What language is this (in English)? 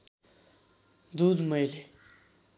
Nepali